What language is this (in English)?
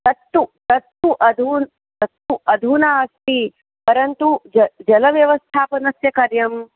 Sanskrit